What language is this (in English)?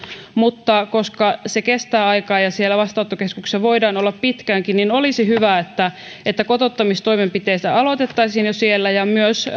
Finnish